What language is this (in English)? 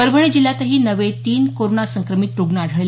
Marathi